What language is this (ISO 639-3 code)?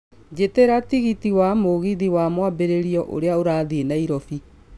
kik